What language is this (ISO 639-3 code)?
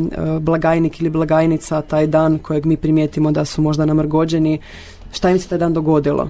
hrv